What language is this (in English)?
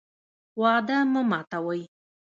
Pashto